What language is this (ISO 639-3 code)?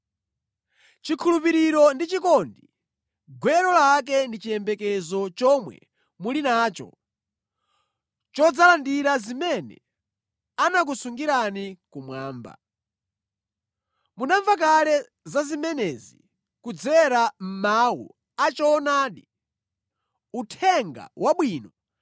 nya